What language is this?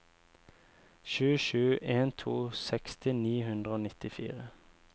Norwegian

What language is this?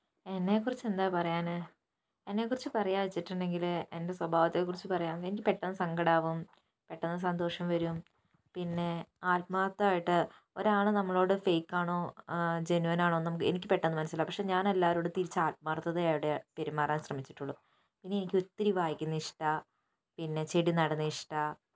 Malayalam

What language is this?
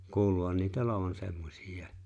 Finnish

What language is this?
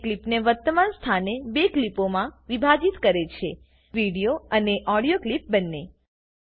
Gujarati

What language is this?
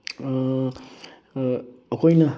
Manipuri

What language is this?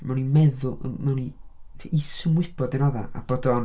Welsh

